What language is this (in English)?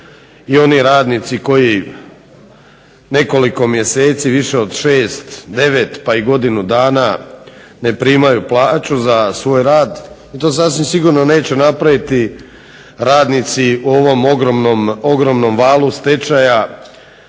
Croatian